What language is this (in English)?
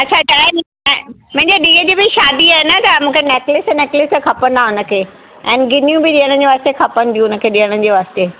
Sindhi